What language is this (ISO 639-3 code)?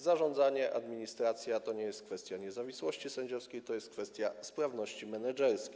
pol